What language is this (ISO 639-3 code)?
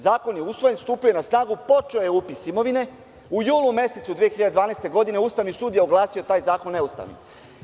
srp